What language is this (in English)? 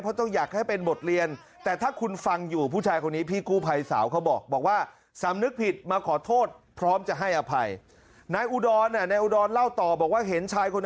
Thai